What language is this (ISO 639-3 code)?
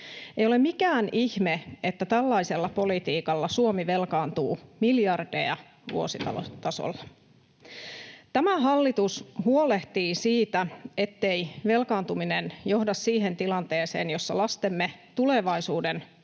fin